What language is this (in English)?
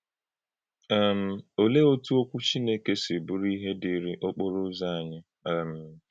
Igbo